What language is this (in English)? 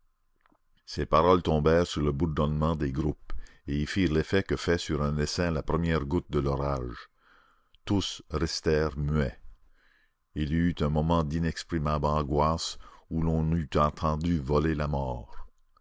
French